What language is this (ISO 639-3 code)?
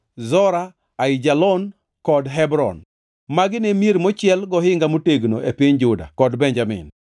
luo